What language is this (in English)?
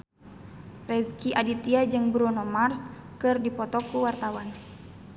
Sundanese